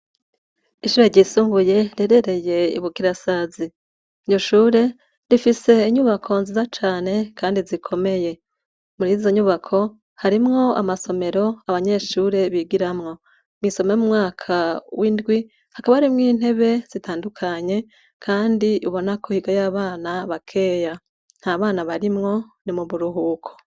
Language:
Rundi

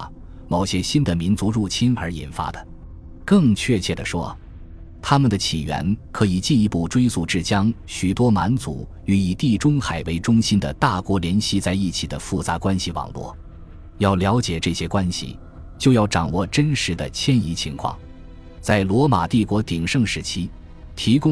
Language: Chinese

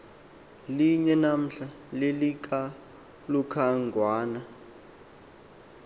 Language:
Xhosa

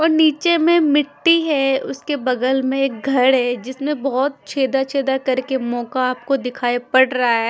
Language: Hindi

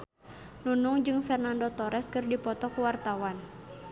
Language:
Sundanese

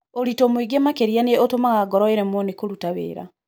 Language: Kikuyu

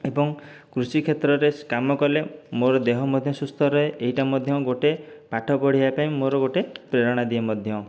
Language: Odia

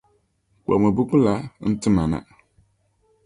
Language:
Dagbani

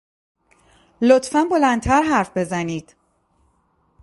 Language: Persian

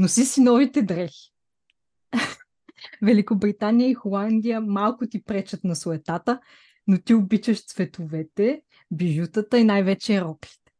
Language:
Bulgarian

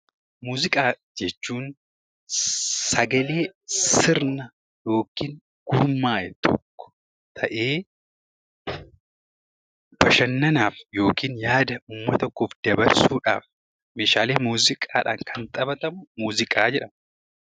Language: Oromo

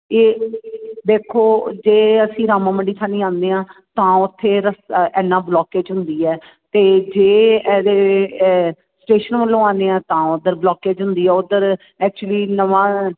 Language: Punjabi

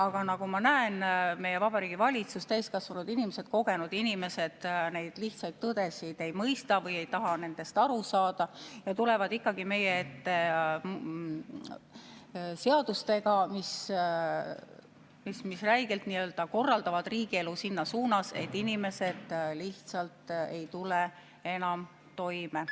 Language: Estonian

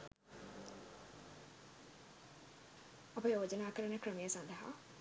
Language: Sinhala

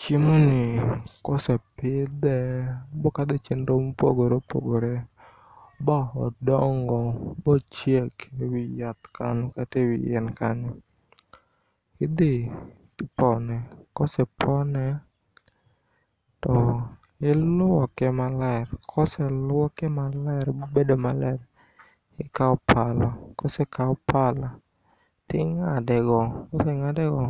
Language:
Luo (Kenya and Tanzania)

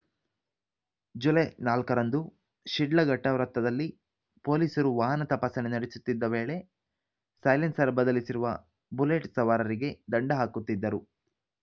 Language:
Kannada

